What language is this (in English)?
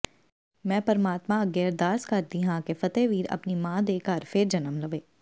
Punjabi